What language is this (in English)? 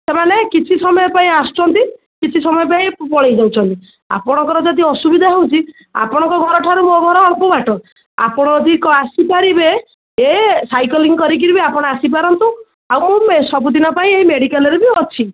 Odia